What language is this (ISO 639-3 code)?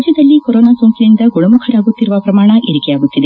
kan